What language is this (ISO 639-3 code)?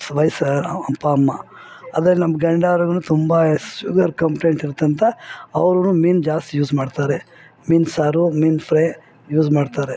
kan